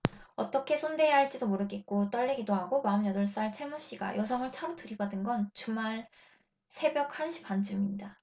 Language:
Korean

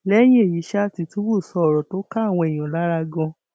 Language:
Yoruba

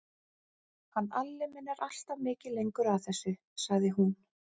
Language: Icelandic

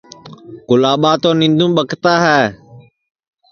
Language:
Sansi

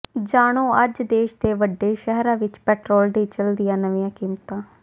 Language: Punjabi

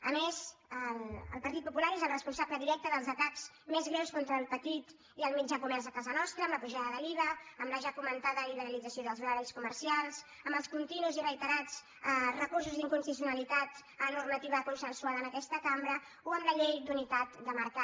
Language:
Catalan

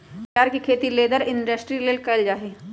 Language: Magahi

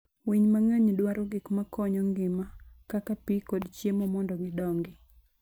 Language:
Luo (Kenya and Tanzania)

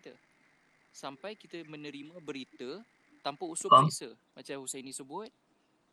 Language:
Malay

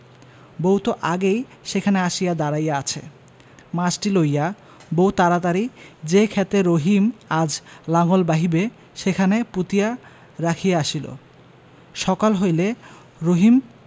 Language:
Bangla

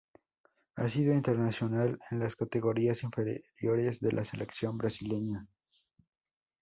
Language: Spanish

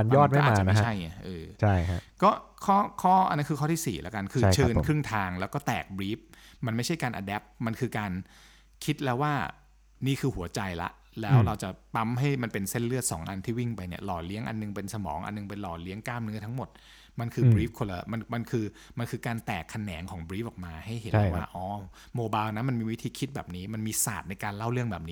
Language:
Thai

